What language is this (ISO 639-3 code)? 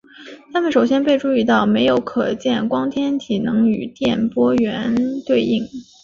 zho